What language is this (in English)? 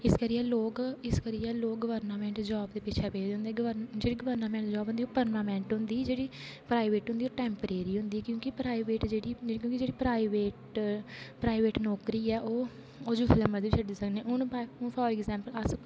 Dogri